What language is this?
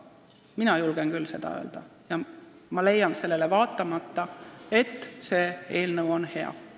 Estonian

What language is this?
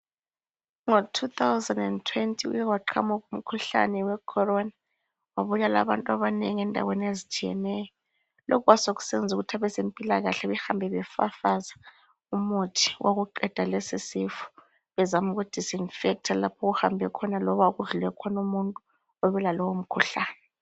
North Ndebele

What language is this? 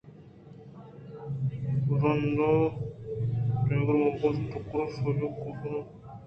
Eastern Balochi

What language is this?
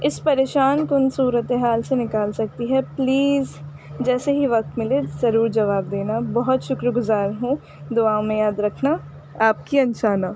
Urdu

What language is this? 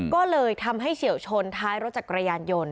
Thai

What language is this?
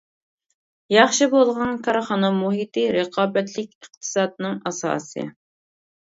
Uyghur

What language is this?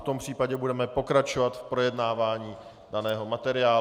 Czech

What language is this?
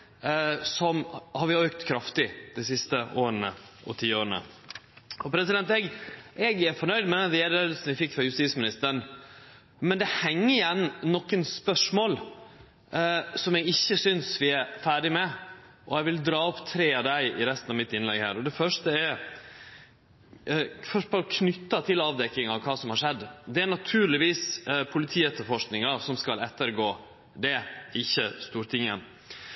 Norwegian Nynorsk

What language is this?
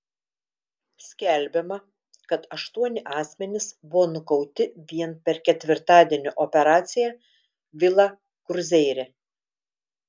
Lithuanian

